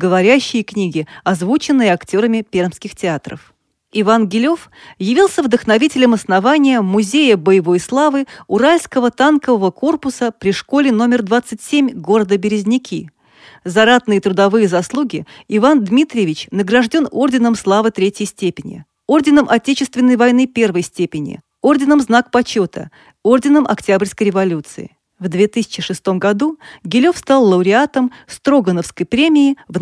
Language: Russian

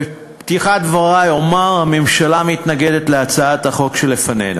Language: Hebrew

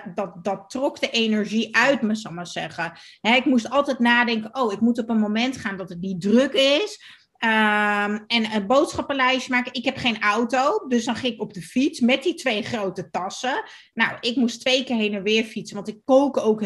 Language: Dutch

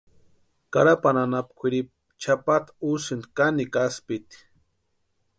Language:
Western Highland Purepecha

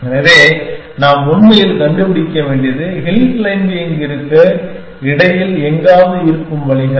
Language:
Tamil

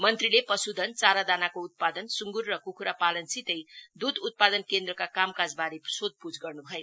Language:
Nepali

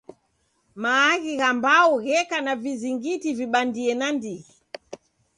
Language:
Taita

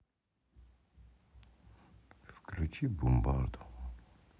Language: Russian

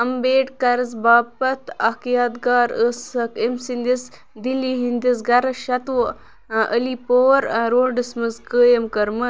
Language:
Kashmiri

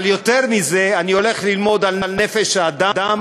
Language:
Hebrew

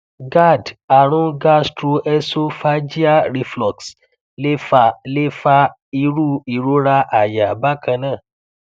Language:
Yoruba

